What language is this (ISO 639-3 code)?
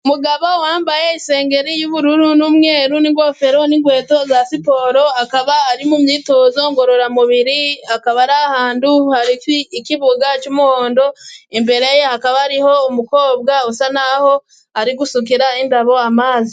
kin